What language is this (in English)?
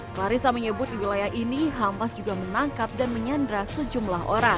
Indonesian